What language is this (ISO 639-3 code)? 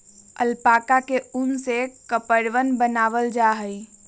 mag